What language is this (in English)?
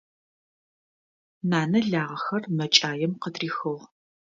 Adyghe